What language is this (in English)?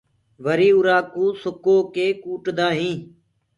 Gurgula